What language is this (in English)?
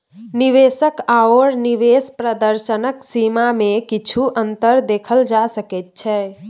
Maithili